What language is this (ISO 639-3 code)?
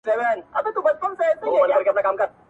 pus